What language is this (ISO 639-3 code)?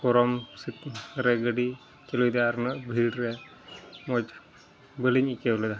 sat